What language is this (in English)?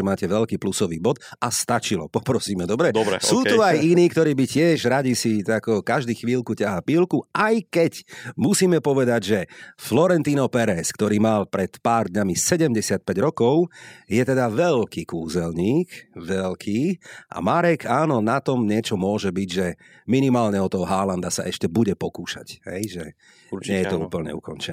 Slovak